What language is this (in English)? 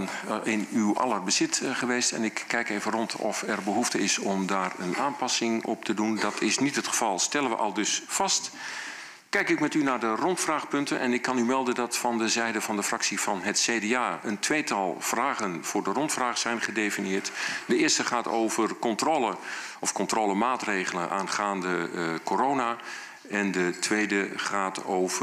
Dutch